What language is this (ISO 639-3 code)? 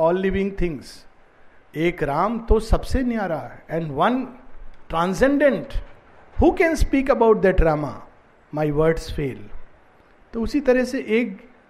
hin